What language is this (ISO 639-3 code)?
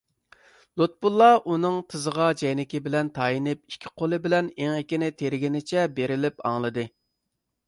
uig